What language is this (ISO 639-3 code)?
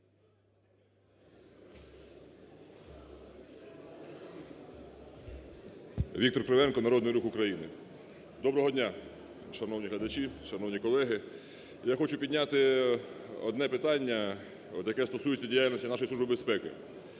ukr